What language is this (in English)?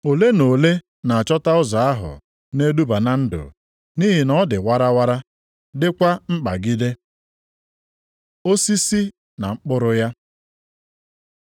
Igbo